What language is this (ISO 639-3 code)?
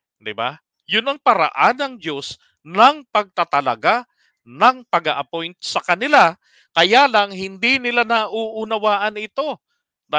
fil